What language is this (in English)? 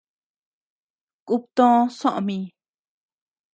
Tepeuxila Cuicatec